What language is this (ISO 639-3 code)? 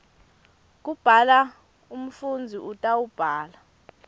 ssw